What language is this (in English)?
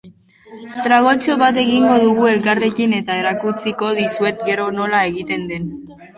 Basque